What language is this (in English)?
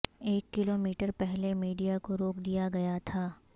Urdu